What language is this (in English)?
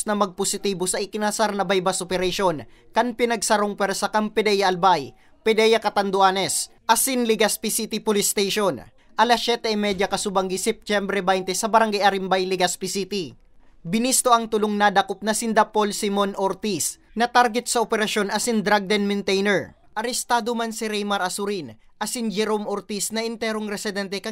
Filipino